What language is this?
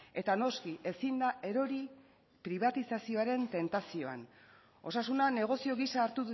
Basque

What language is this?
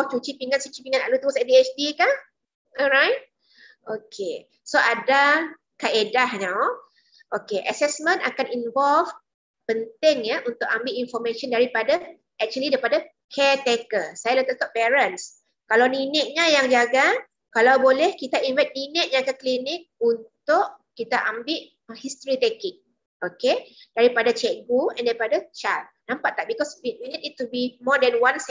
Malay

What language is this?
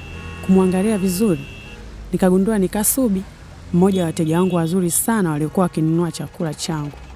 Swahili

